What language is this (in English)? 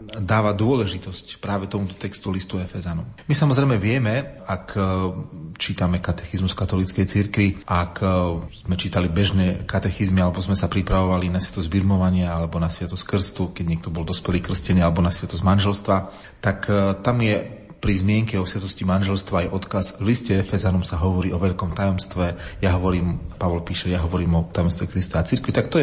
Slovak